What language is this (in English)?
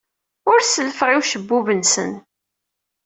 Kabyle